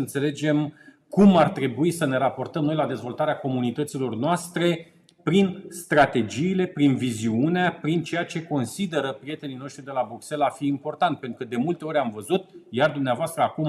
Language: Romanian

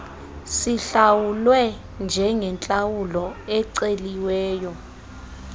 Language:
Xhosa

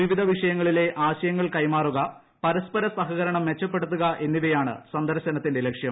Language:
Malayalam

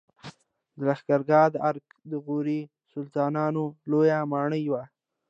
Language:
Pashto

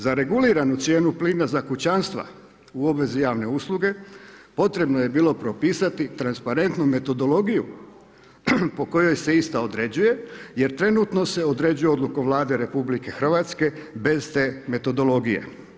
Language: Croatian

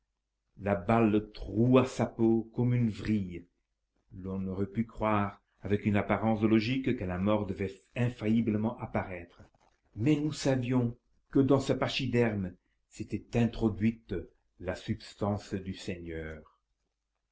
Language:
French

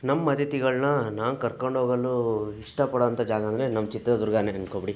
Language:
Kannada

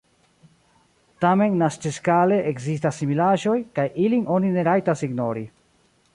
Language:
Esperanto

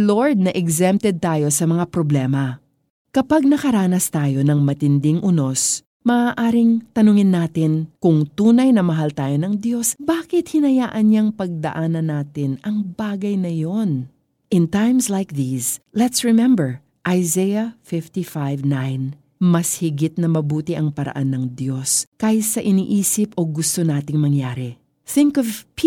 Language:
Filipino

